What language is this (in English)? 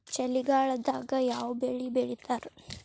Kannada